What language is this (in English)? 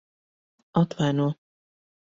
Latvian